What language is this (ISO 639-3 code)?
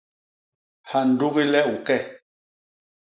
bas